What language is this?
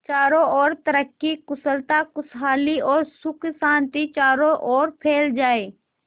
Hindi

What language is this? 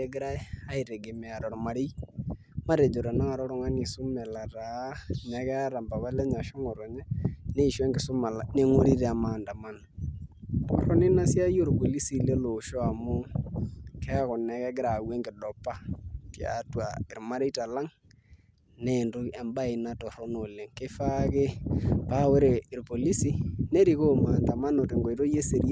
Masai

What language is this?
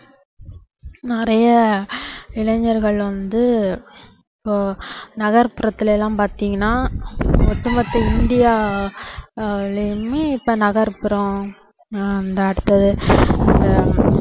Tamil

